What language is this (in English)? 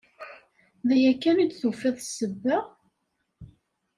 Kabyle